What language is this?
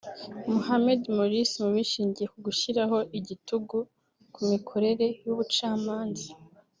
Kinyarwanda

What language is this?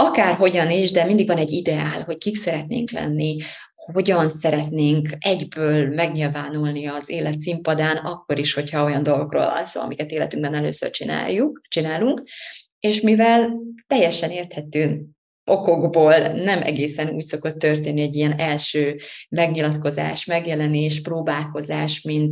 Hungarian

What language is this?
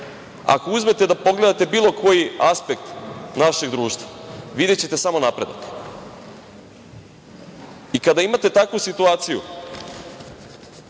Serbian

